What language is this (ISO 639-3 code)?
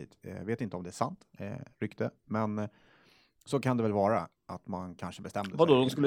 swe